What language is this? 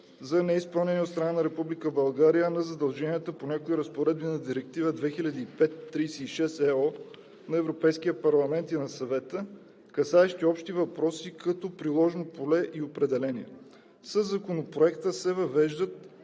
Bulgarian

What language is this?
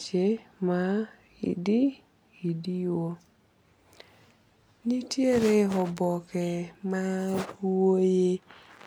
Luo (Kenya and Tanzania)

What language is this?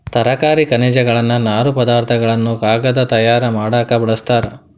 Kannada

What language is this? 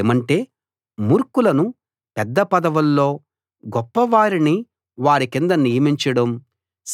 Telugu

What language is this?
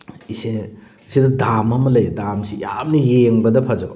Manipuri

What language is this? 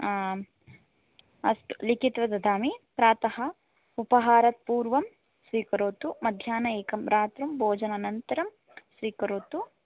Sanskrit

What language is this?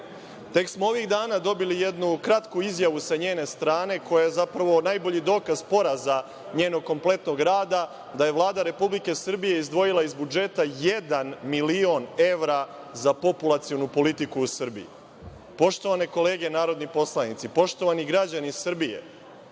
Serbian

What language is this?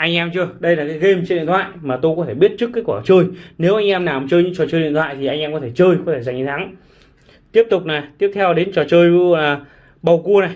Vietnamese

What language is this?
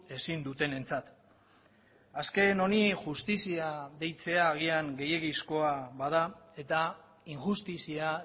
Basque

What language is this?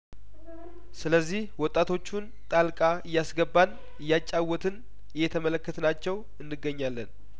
Amharic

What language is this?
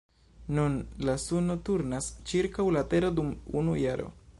Esperanto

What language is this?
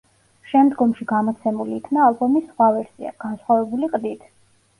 Georgian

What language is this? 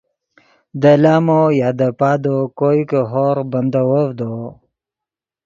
Yidgha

